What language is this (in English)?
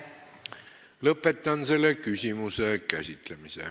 Estonian